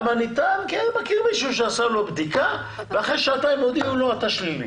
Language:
Hebrew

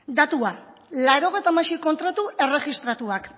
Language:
Basque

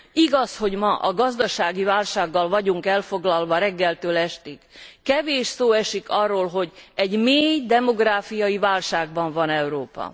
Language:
Hungarian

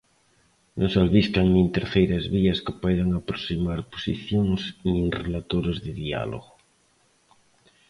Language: Galician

